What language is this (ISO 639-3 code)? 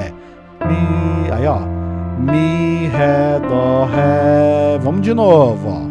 por